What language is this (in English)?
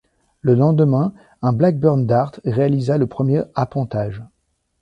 French